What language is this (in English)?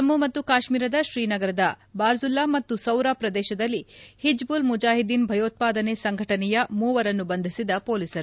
Kannada